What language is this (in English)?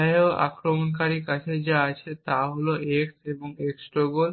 Bangla